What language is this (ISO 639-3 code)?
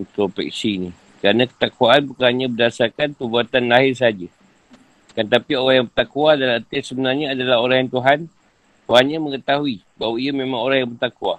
msa